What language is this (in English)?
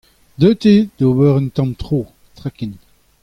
Breton